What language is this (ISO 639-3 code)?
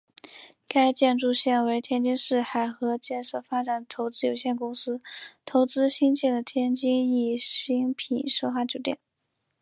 zho